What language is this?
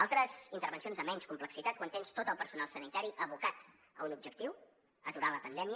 Catalan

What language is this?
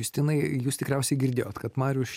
Lithuanian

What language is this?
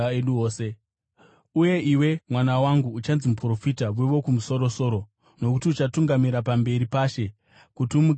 Shona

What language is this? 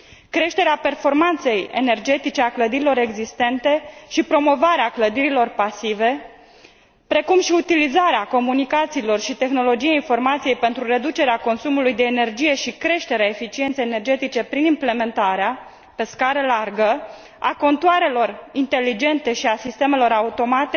Romanian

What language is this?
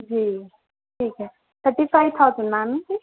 Urdu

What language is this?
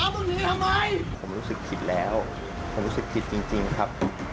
Thai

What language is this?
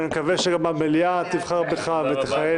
Hebrew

